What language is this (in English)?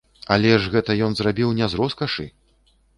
Belarusian